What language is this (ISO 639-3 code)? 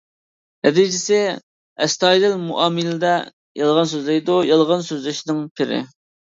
uig